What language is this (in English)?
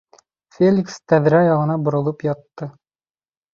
Bashkir